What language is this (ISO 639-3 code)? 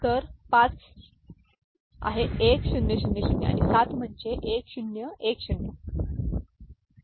mar